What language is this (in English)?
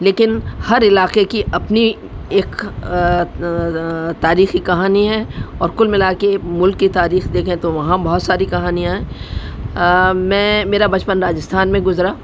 Urdu